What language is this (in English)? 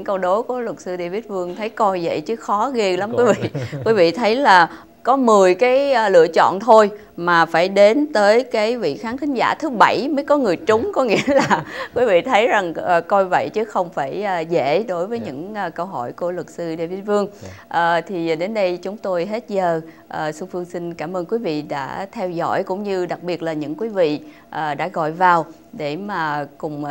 Vietnamese